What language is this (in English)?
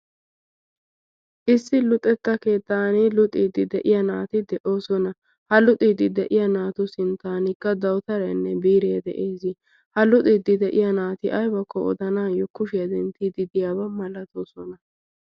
Wolaytta